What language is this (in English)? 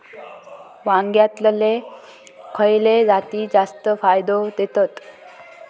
Marathi